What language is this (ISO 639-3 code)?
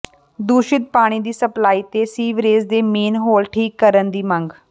pan